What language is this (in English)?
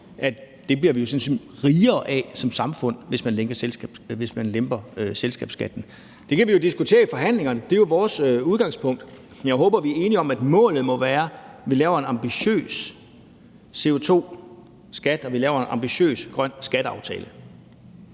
Danish